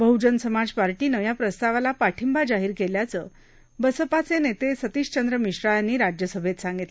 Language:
Marathi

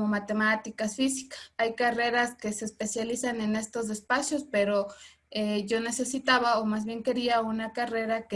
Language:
Spanish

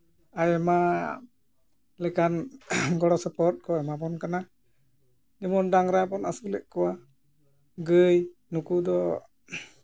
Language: Santali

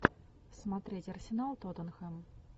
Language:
Russian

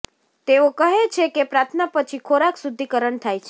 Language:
Gujarati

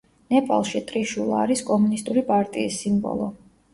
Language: Georgian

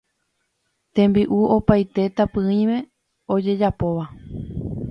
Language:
Guarani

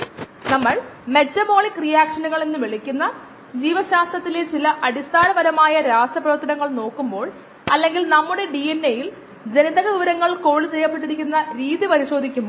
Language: Malayalam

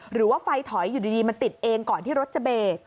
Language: Thai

